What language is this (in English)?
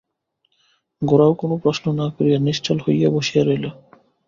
Bangla